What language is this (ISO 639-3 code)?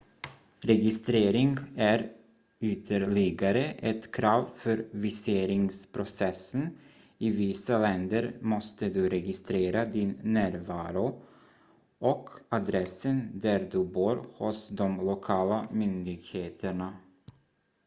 swe